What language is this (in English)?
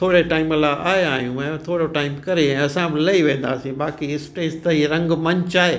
Sindhi